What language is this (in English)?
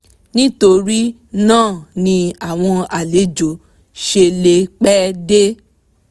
Yoruba